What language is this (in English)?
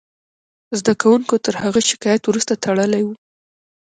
Pashto